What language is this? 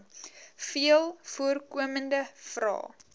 Afrikaans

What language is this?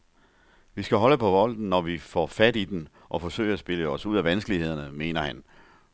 Danish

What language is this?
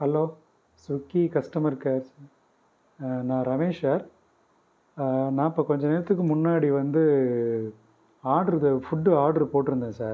Tamil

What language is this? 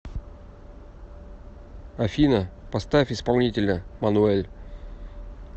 Russian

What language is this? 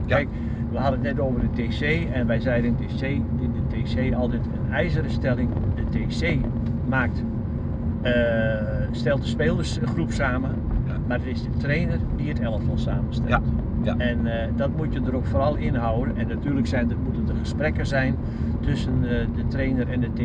Dutch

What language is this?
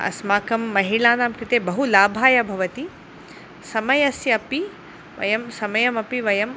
Sanskrit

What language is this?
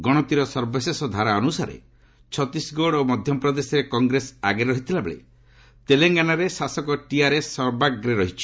Odia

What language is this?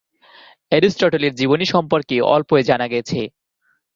Bangla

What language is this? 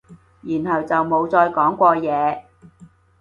Cantonese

